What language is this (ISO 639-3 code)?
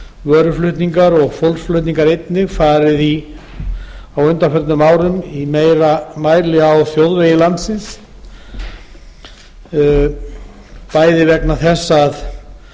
isl